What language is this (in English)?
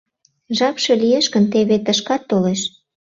Mari